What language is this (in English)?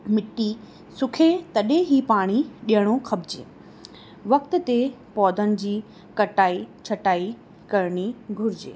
Sindhi